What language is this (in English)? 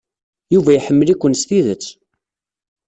Kabyle